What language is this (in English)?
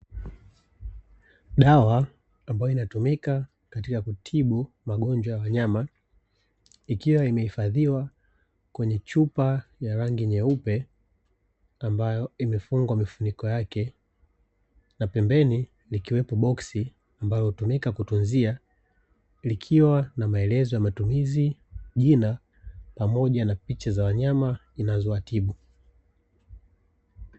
Swahili